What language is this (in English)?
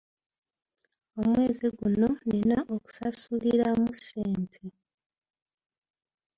Ganda